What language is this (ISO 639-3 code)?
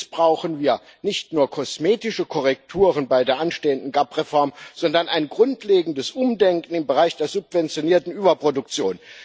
deu